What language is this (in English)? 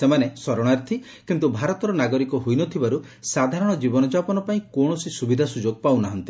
Odia